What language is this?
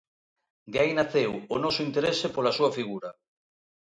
Galician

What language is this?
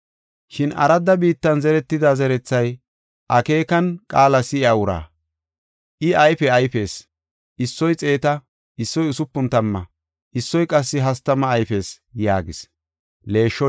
Gofa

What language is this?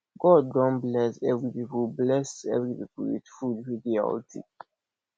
Nigerian Pidgin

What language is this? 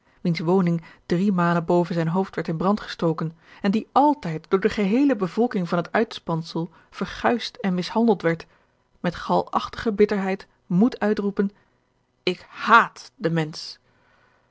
Dutch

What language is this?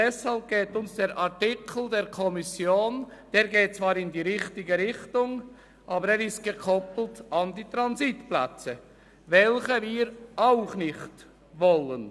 Swiss German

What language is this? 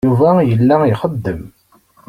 Kabyle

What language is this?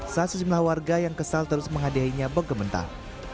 Indonesian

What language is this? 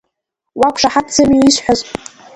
Abkhazian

